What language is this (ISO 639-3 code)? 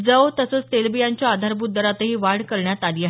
mar